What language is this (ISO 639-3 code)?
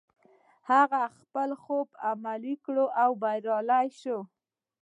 pus